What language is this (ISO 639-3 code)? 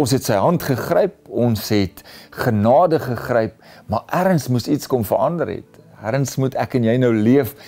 nld